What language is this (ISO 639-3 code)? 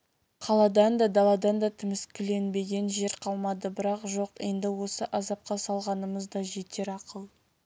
kaz